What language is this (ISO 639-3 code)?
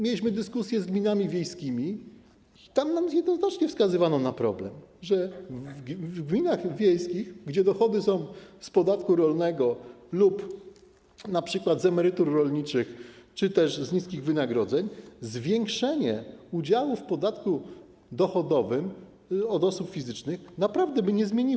pol